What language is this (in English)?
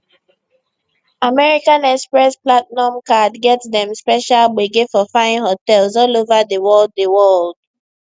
Nigerian Pidgin